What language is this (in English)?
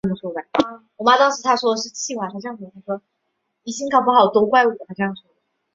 Chinese